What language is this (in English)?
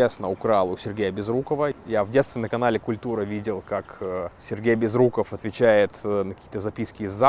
Russian